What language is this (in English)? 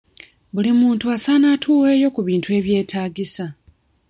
Ganda